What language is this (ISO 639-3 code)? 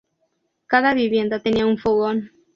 spa